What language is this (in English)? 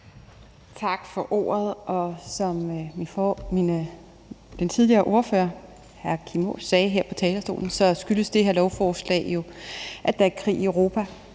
Danish